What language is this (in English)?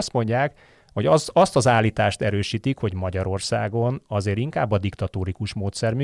Hungarian